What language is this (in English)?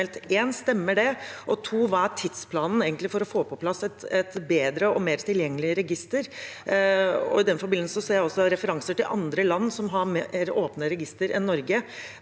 Norwegian